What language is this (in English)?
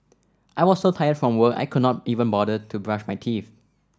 English